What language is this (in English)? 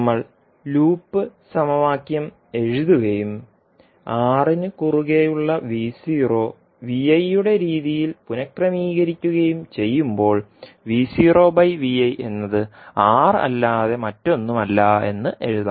Malayalam